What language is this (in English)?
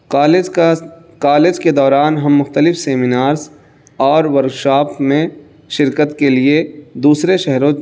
Urdu